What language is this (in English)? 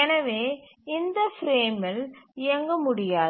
Tamil